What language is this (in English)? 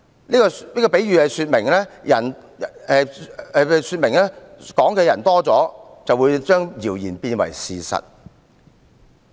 Cantonese